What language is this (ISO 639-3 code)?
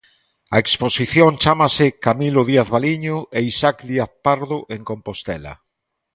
glg